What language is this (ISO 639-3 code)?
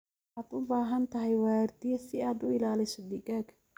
som